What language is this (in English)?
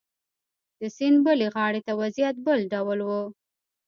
Pashto